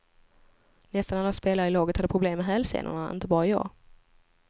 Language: Swedish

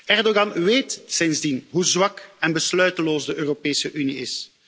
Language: Dutch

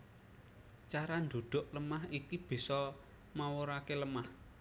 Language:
Javanese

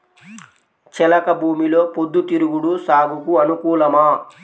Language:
Telugu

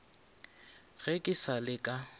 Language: Northern Sotho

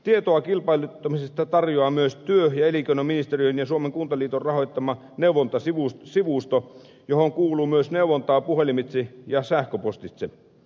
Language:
Finnish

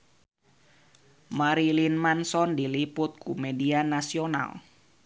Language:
Sundanese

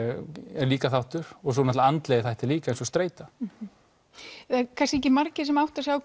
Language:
Icelandic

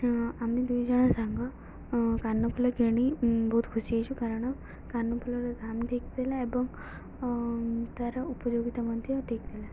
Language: Odia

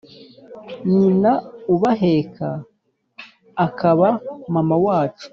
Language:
Kinyarwanda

